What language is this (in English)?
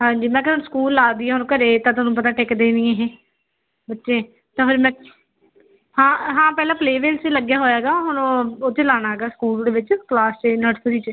Punjabi